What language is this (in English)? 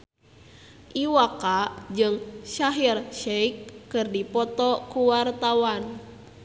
Sundanese